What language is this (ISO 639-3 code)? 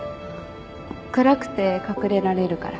jpn